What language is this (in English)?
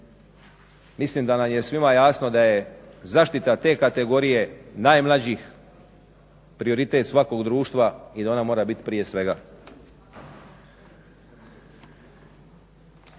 Croatian